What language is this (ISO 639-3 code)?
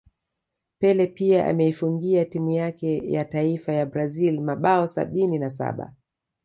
swa